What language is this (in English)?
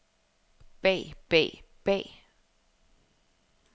Danish